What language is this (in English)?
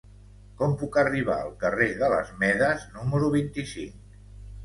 Catalan